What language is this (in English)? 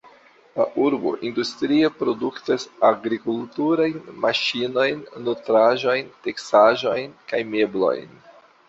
Esperanto